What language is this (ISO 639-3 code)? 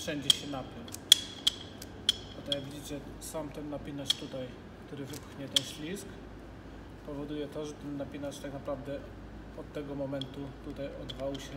pol